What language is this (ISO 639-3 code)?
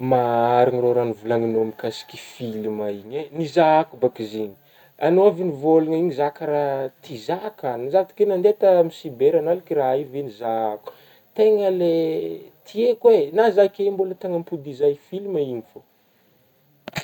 bmm